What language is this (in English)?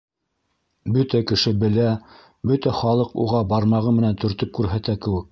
Bashkir